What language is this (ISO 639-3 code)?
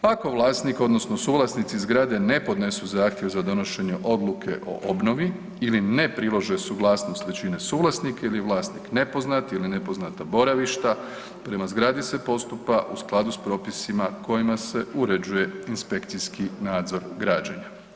hrv